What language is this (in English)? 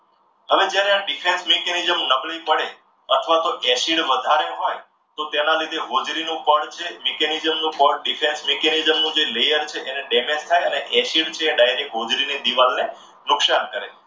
Gujarati